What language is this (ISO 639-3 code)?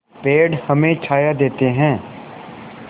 hin